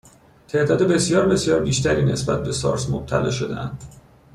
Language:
Persian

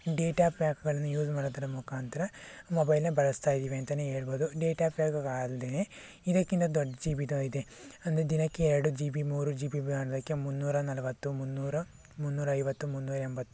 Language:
Kannada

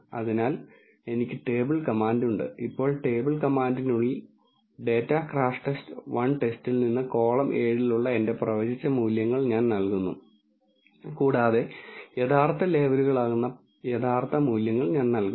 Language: Malayalam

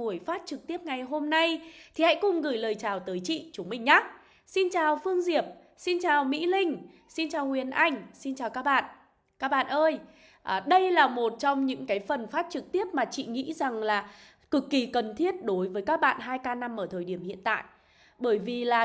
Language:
Vietnamese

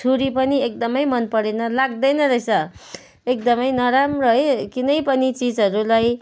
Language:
Nepali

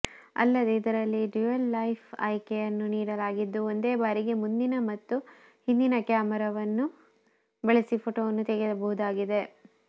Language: Kannada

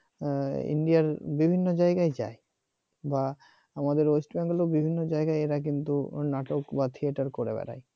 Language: Bangla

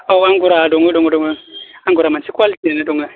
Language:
Bodo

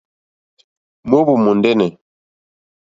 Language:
Mokpwe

